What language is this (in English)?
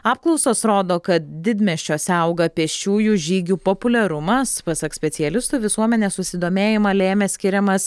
Lithuanian